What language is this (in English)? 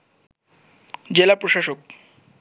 Bangla